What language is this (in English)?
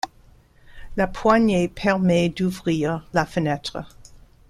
French